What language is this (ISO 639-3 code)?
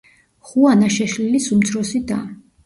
kat